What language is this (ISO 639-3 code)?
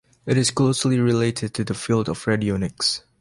eng